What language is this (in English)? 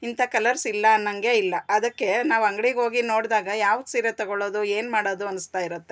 Kannada